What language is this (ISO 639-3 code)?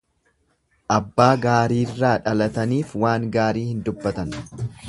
orm